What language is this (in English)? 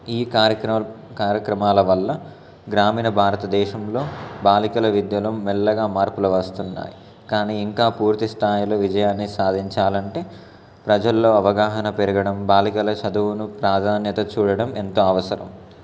Telugu